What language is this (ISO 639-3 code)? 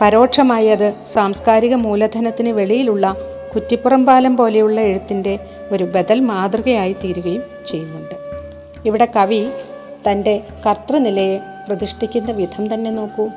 mal